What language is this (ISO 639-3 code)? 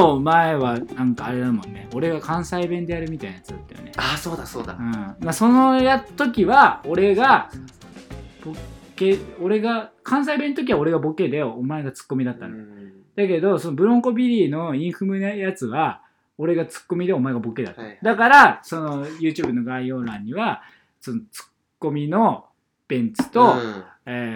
jpn